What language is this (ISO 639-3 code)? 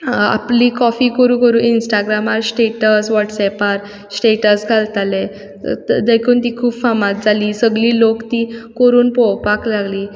kok